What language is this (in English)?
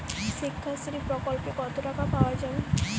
Bangla